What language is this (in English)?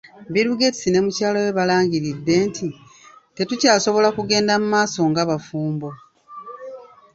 Ganda